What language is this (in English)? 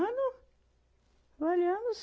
Portuguese